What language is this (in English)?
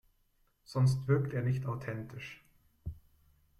German